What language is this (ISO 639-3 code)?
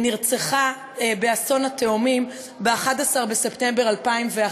heb